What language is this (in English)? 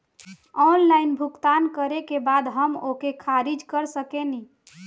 Bhojpuri